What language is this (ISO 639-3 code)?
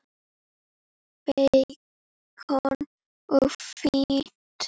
isl